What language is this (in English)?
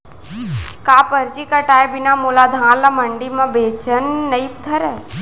Chhattisgarhi